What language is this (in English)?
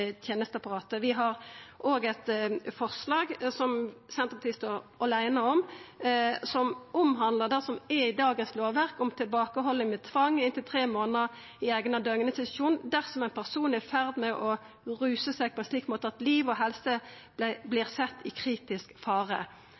Norwegian Nynorsk